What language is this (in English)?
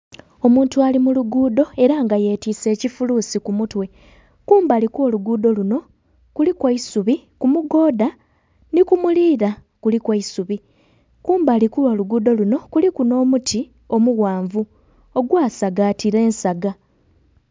Soga